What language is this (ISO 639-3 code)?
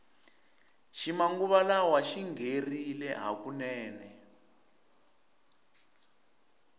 tso